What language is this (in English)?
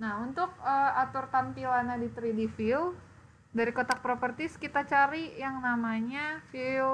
Indonesian